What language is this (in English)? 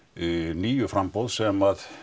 Icelandic